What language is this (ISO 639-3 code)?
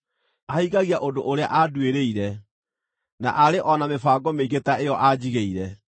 kik